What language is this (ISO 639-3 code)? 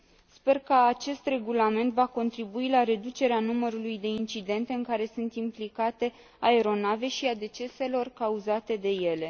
ron